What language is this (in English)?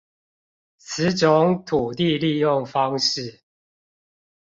Chinese